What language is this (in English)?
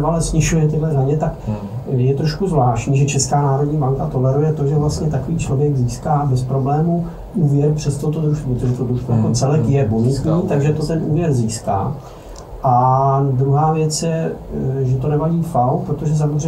Czech